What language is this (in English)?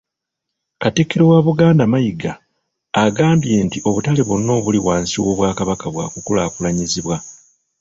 Ganda